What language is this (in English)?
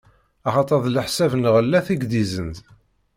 Kabyle